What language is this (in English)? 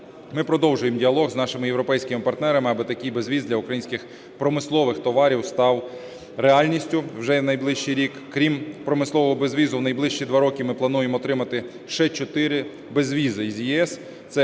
Ukrainian